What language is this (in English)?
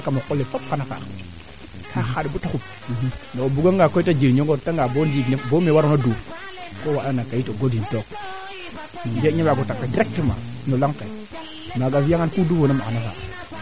Serer